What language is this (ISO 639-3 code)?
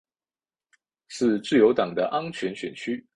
zho